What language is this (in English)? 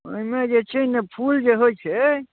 Maithili